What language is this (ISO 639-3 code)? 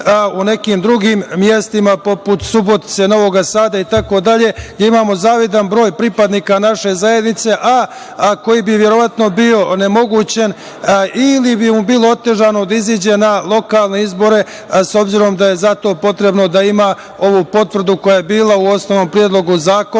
srp